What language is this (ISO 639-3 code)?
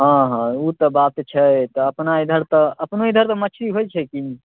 mai